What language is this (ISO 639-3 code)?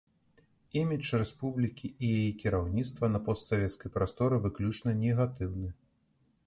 bel